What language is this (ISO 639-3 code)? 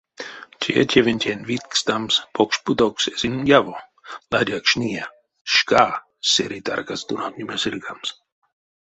myv